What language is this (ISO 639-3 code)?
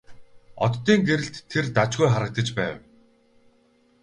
mon